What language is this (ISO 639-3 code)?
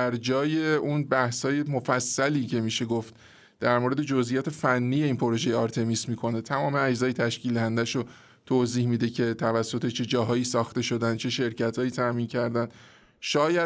fas